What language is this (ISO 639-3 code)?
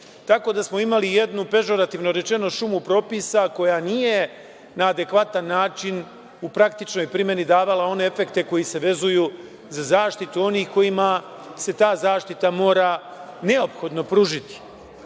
srp